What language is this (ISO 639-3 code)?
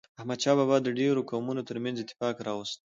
pus